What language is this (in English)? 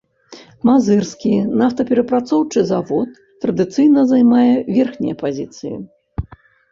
Belarusian